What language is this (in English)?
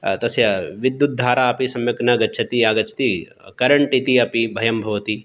Sanskrit